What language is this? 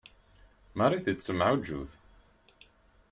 Kabyle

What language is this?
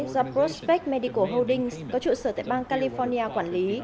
Vietnamese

